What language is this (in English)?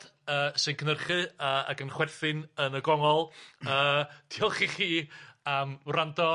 Welsh